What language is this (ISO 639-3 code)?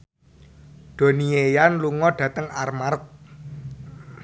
jav